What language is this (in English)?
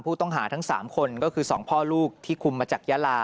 Thai